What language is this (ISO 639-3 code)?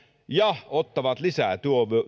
fin